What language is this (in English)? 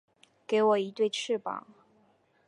Chinese